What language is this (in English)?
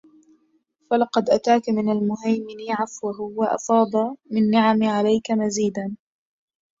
Arabic